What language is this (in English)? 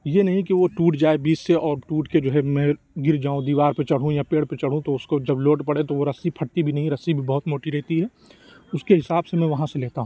Urdu